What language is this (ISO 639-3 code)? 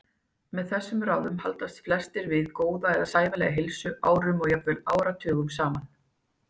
isl